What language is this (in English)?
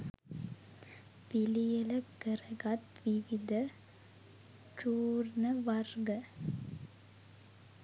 Sinhala